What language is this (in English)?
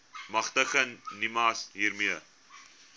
Afrikaans